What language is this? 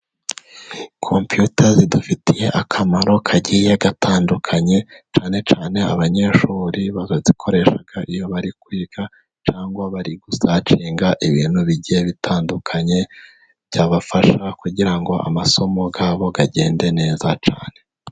Kinyarwanda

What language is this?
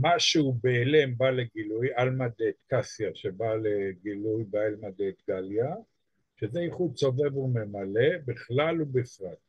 Hebrew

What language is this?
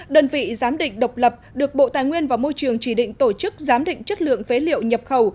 Vietnamese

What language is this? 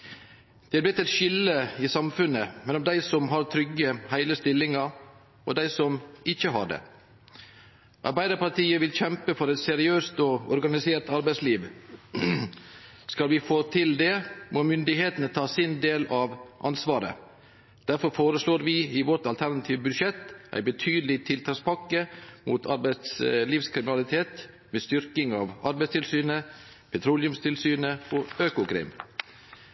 Norwegian Nynorsk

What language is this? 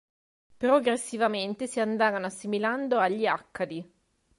Italian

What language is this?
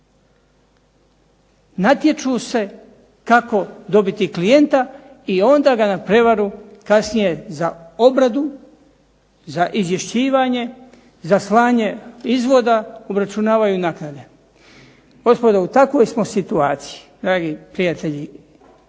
Croatian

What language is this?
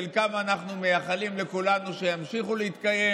Hebrew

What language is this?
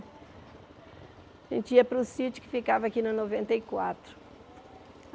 Portuguese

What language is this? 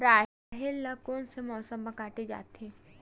Chhattisgarhi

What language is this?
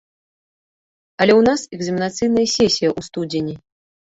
Belarusian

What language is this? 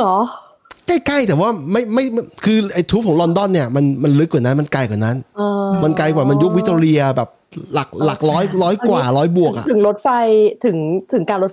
Thai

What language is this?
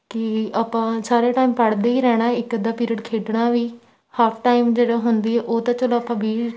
Punjabi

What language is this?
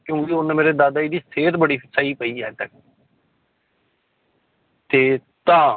Punjabi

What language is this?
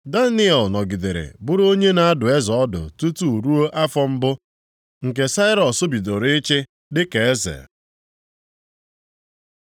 Igbo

